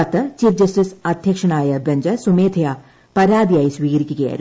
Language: Malayalam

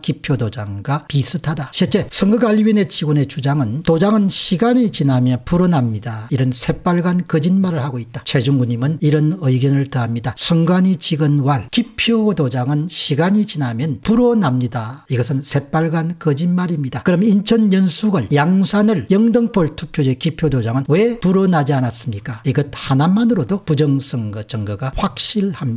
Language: Korean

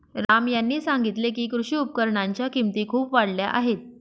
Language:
Marathi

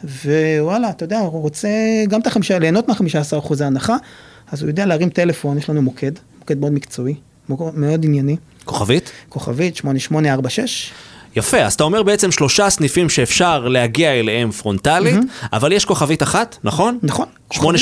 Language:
Hebrew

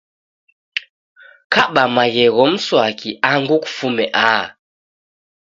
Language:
Taita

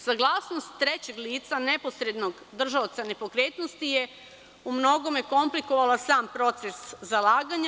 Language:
Serbian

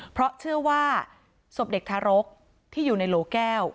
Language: Thai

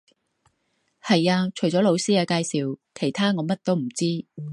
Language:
Cantonese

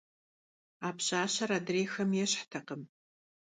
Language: Kabardian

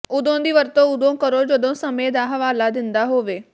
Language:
Punjabi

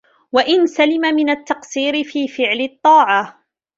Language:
Arabic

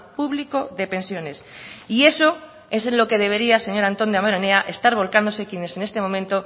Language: Spanish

